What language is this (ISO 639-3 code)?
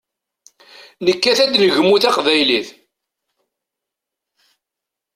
kab